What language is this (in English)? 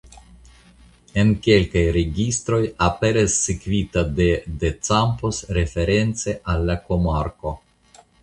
Esperanto